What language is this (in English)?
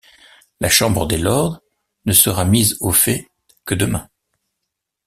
French